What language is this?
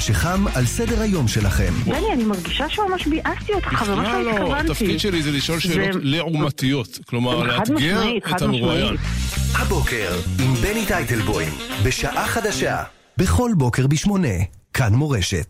Hebrew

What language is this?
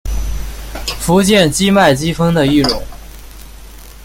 Chinese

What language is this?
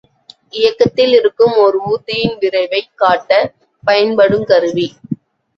Tamil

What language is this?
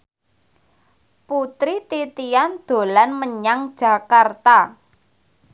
Javanese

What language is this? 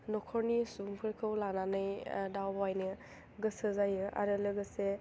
Bodo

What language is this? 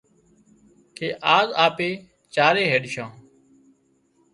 Wadiyara Koli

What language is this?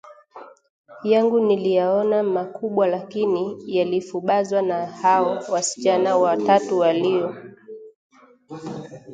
Swahili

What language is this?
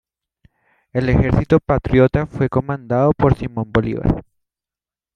Spanish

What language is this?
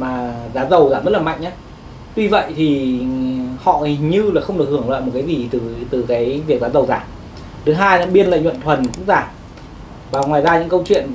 Vietnamese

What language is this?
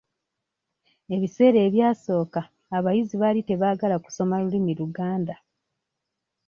Ganda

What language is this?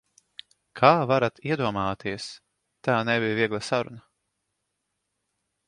Latvian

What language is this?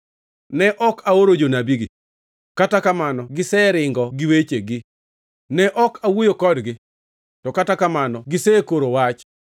Luo (Kenya and Tanzania)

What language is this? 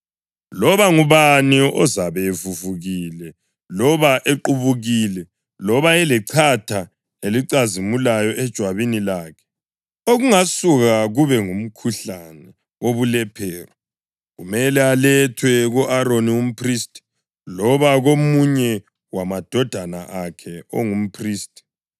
North Ndebele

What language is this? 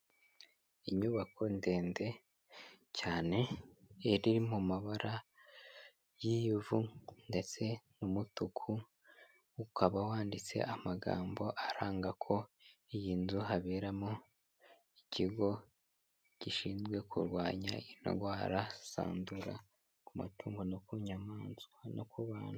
Kinyarwanda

